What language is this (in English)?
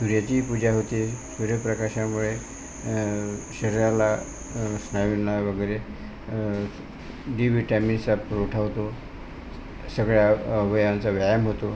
Marathi